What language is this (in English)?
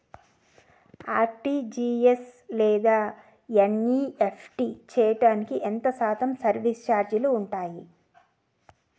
Telugu